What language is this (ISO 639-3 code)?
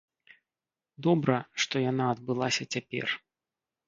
bel